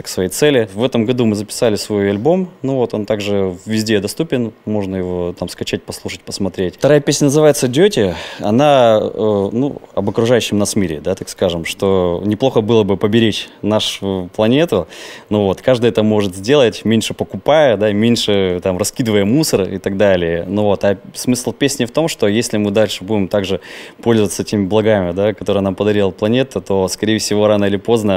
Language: Russian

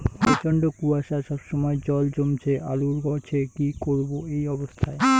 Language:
Bangla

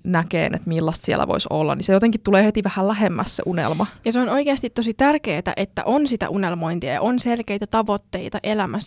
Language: Finnish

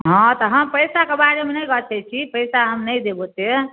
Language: Maithili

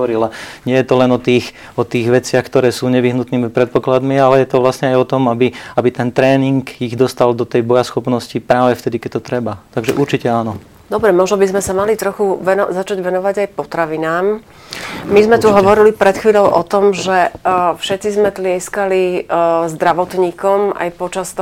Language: Slovak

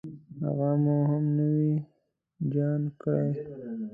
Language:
Pashto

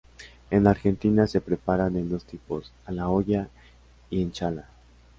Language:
Spanish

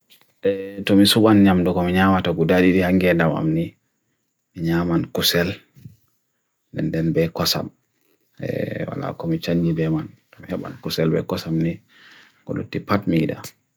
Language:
Bagirmi Fulfulde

